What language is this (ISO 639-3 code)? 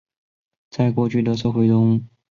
zho